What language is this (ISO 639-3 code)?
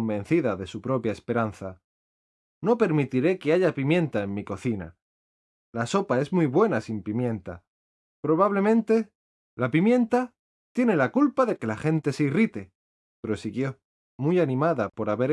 spa